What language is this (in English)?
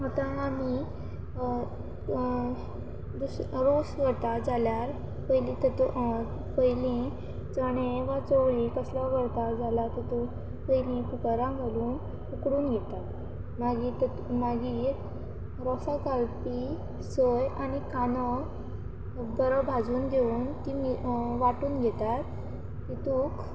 Konkani